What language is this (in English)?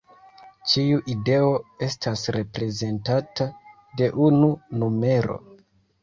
Esperanto